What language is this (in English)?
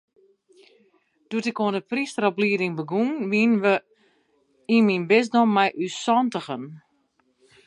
Western Frisian